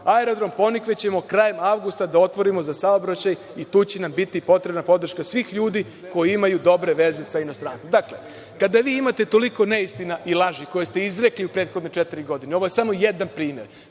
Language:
Serbian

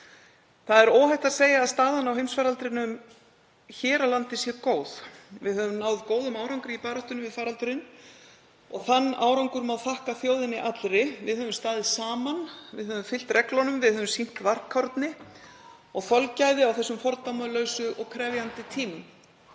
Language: Icelandic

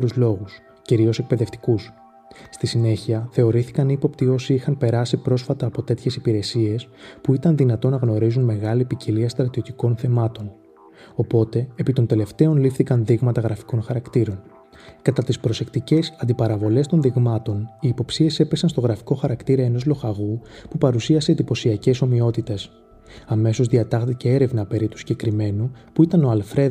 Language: Greek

